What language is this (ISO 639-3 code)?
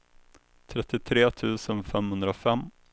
swe